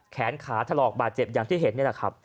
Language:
Thai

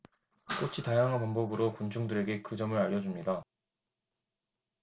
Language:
Korean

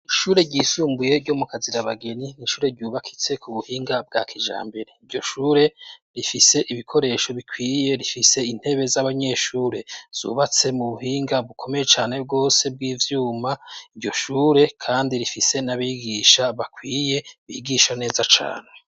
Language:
Rundi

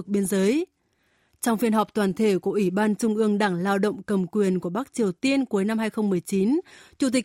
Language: Vietnamese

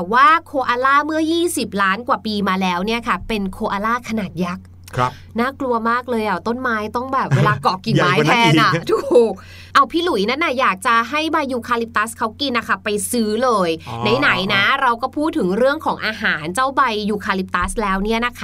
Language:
Thai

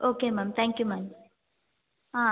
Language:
Tamil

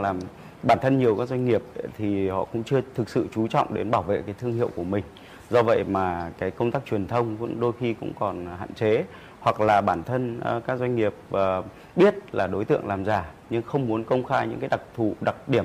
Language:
Vietnamese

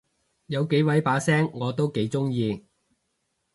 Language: Cantonese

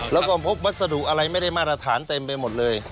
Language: Thai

